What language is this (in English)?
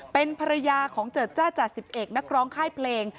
Thai